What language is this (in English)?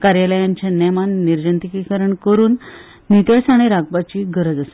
Konkani